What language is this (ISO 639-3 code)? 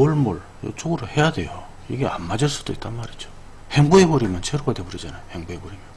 kor